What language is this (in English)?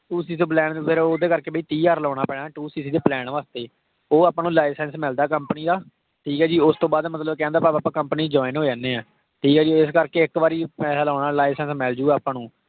Punjabi